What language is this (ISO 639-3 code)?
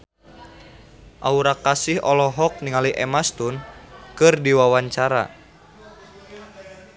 sun